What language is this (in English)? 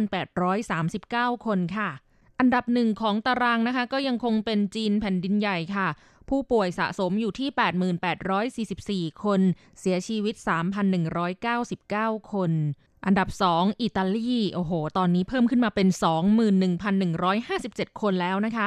Thai